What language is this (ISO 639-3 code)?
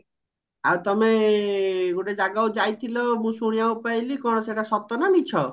ori